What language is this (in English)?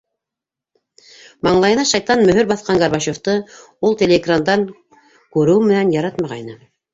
Bashkir